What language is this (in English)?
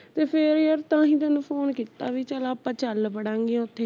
Punjabi